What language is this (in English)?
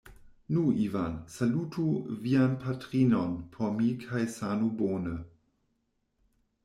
Esperanto